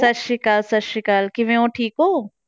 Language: Punjabi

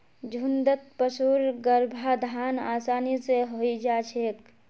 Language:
Magahi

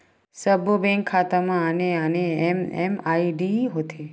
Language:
Chhattisgarhi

